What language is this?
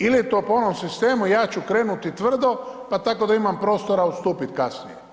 Croatian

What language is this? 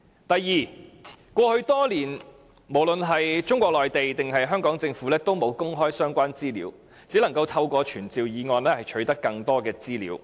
Cantonese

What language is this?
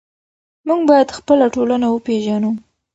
Pashto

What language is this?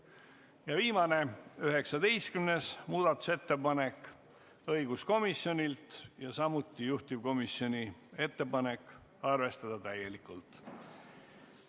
Estonian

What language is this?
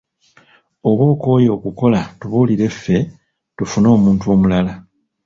Ganda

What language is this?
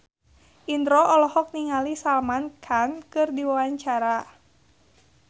Sundanese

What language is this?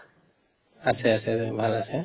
Assamese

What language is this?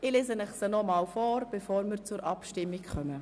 Swiss German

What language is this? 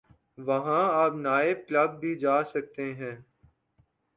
Urdu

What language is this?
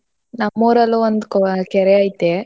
Kannada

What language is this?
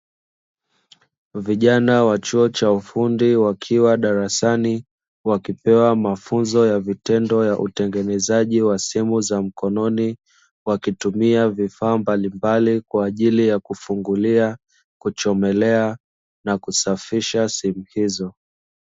Swahili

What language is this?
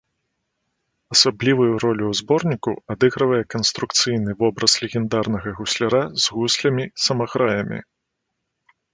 Belarusian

